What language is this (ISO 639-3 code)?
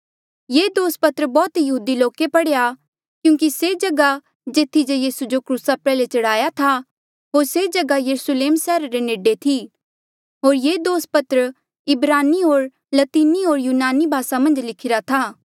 mjl